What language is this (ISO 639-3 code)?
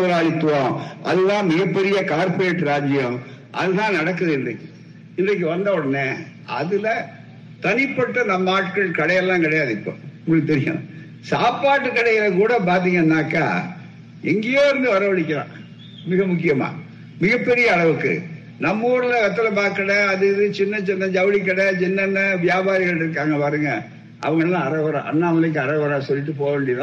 tam